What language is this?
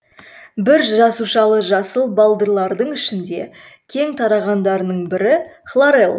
Kazakh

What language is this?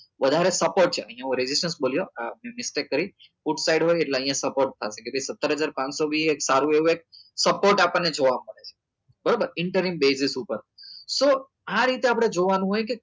Gujarati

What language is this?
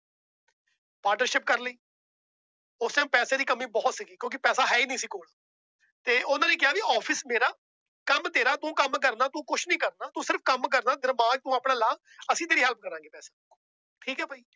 Punjabi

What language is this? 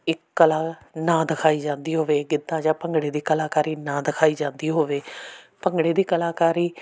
Punjabi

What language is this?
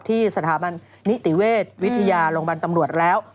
Thai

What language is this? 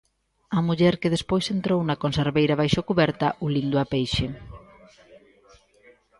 Galician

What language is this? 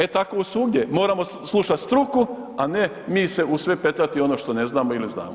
Croatian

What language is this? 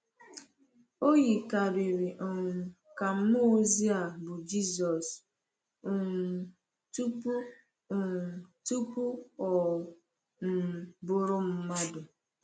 Igbo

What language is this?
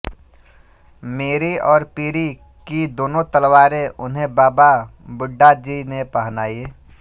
Hindi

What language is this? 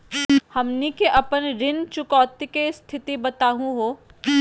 Magahi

